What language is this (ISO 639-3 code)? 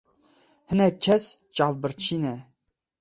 kur